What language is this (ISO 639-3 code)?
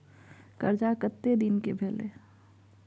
mai